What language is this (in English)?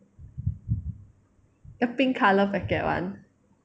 English